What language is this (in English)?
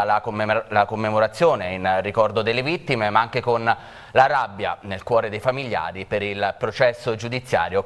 Italian